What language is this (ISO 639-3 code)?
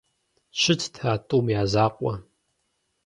kbd